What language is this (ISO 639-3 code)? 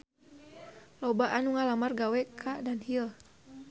sun